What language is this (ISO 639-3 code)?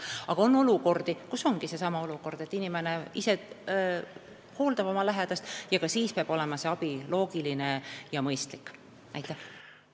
est